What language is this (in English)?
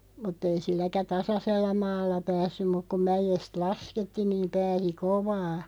Finnish